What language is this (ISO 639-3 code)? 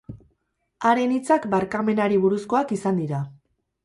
eus